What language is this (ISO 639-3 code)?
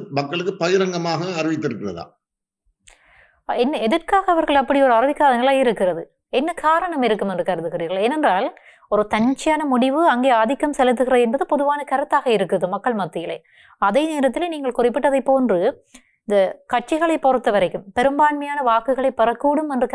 tam